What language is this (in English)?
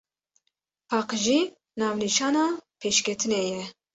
Kurdish